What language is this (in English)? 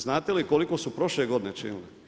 Croatian